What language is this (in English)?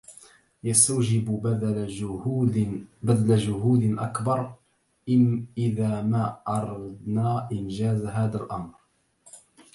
Arabic